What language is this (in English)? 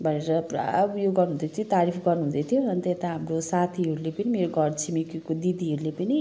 Nepali